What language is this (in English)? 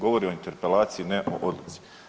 Croatian